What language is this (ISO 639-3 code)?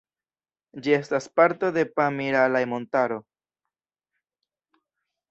epo